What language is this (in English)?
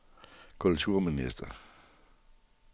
Danish